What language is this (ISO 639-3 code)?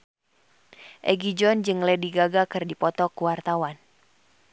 sun